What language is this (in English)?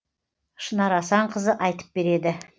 Kazakh